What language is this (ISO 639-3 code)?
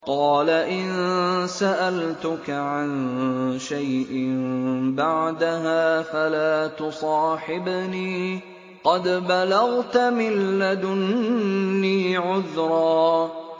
ara